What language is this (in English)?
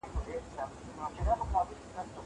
Pashto